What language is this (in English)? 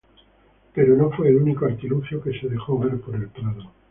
Spanish